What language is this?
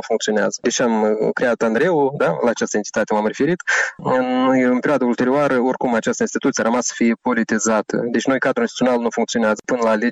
Romanian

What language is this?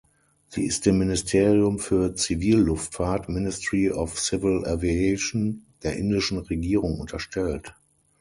German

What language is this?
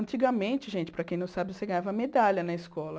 Portuguese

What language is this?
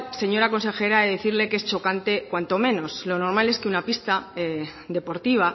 Spanish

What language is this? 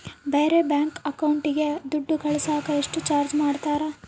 Kannada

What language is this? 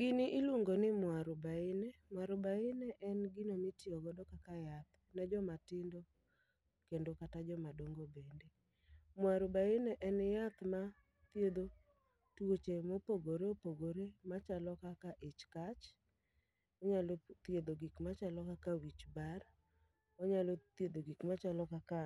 Luo (Kenya and Tanzania)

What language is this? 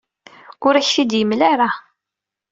Kabyle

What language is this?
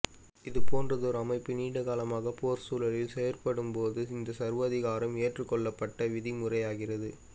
Tamil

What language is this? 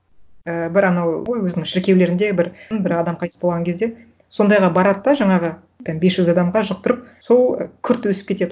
Kazakh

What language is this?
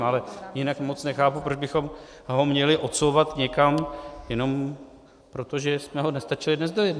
Czech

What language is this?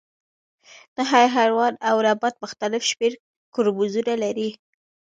Pashto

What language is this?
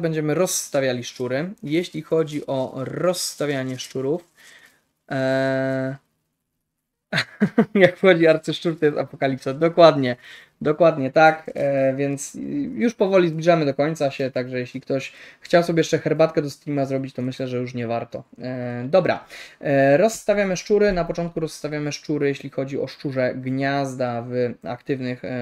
Polish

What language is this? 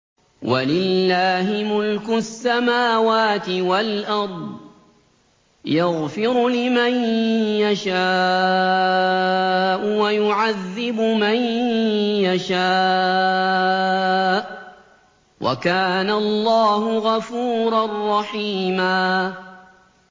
Arabic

